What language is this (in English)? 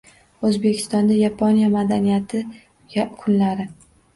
Uzbek